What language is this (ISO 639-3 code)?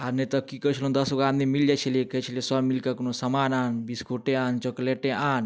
mai